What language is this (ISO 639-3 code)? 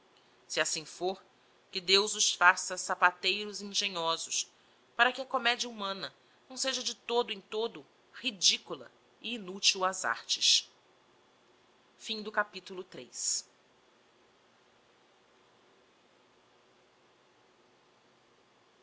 por